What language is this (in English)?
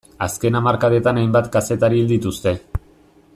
Basque